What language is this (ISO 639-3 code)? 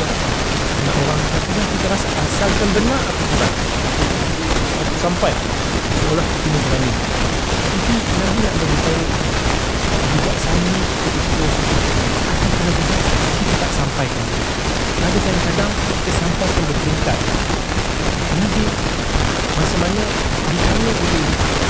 msa